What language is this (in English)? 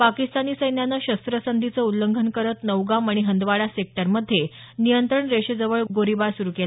Marathi